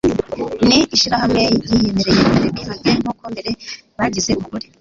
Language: Kinyarwanda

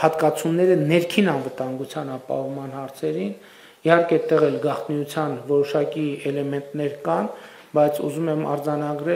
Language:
Romanian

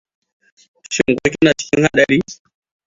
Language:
Hausa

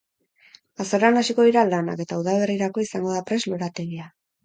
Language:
Basque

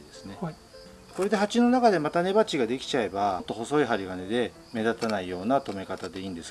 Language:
Japanese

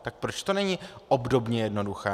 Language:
Czech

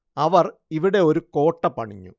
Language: Malayalam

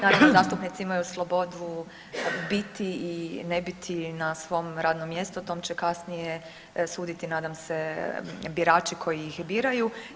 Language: Croatian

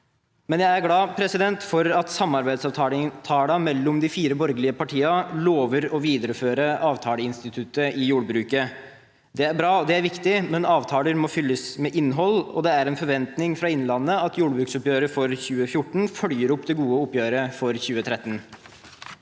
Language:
Norwegian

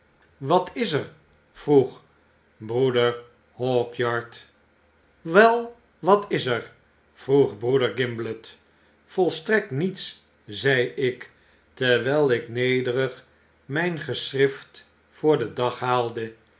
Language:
Dutch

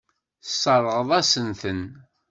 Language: Kabyle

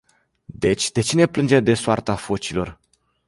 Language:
Romanian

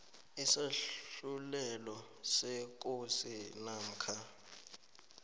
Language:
South Ndebele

